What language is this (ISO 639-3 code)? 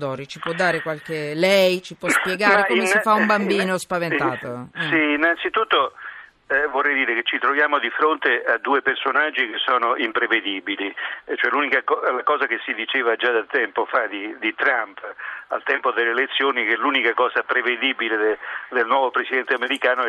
ita